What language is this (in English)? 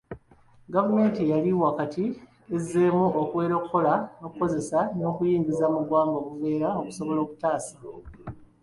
Ganda